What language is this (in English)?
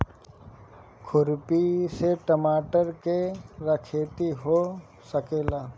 Bhojpuri